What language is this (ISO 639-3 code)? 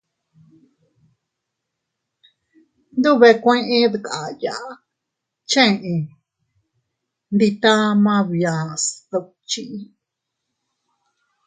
cut